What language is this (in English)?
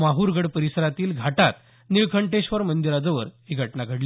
Marathi